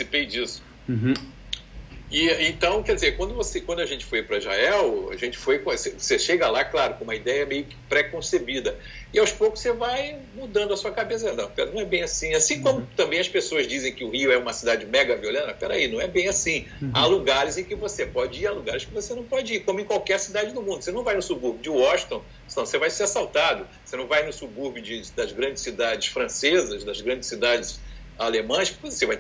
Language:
Portuguese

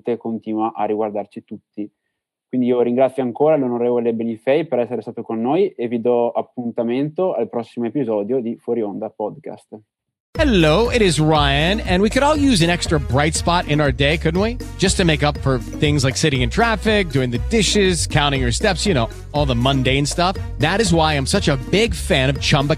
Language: Italian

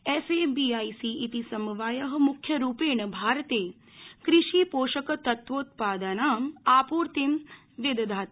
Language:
Sanskrit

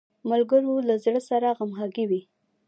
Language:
Pashto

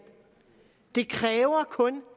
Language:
Danish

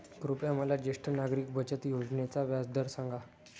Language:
Marathi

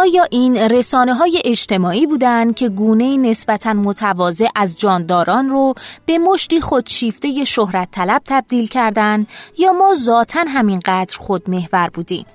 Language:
Persian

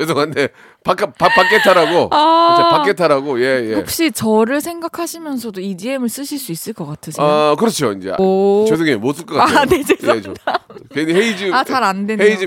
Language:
Korean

